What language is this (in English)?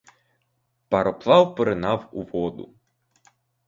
Ukrainian